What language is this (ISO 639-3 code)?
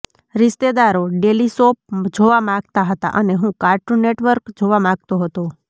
guj